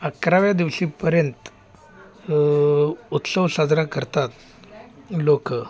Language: Marathi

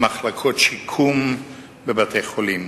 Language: Hebrew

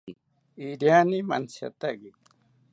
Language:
South Ucayali Ashéninka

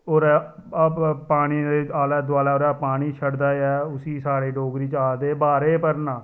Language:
Dogri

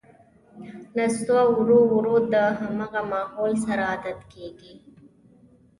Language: Pashto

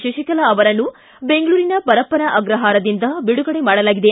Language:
Kannada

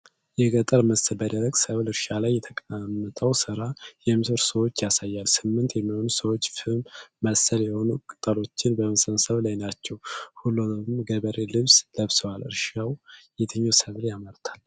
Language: Amharic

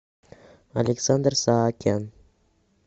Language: Russian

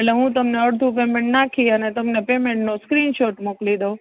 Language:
Gujarati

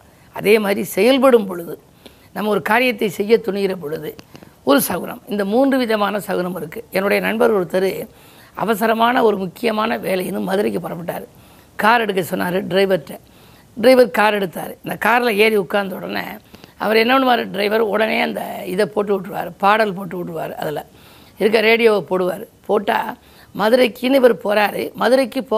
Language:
Tamil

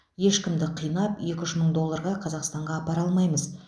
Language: Kazakh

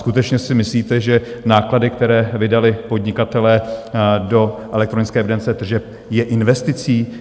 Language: Czech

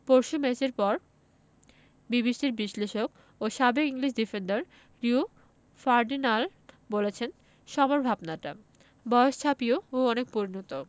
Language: Bangla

